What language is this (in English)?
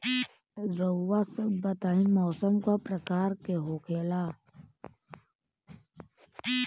Bhojpuri